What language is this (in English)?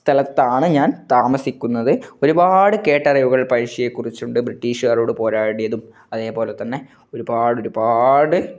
Malayalam